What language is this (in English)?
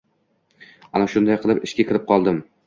Uzbek